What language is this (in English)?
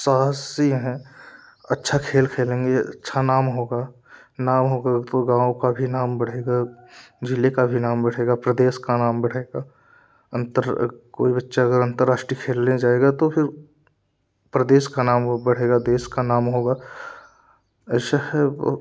Hindi